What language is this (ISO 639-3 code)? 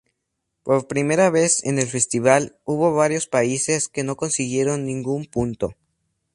spa